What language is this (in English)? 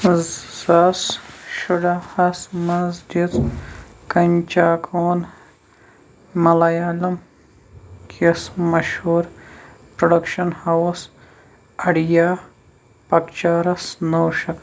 Kashmiri